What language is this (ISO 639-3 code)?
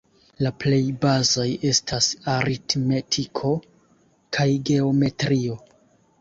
epo